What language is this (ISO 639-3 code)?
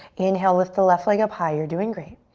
eng